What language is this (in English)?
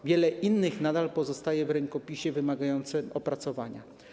Polish